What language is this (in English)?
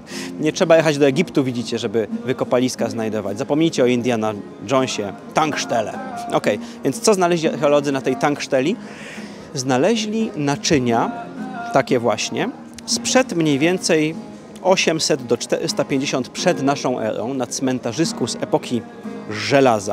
Polish